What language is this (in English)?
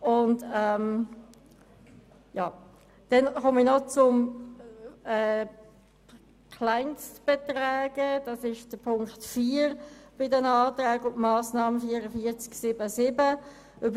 Swiss German